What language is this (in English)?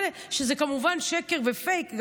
Hebrew